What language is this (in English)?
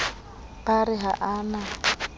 Southern Sotho